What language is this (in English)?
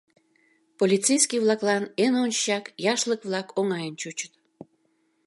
Mari